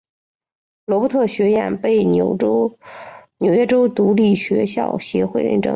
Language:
Chinese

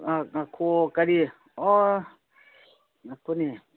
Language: Manipuri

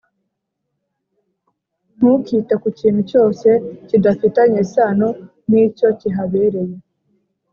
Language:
Kinyarwanda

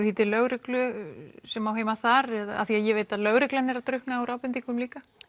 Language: Icelandic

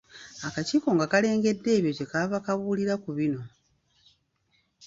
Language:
Ganda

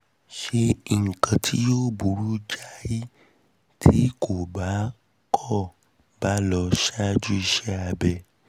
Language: Yoruba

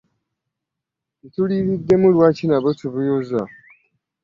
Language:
Ganda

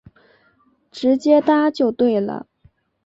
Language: Chinese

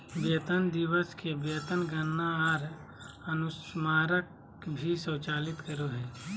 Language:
Magahi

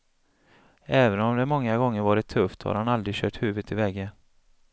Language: Swedish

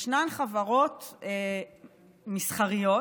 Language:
Hebrew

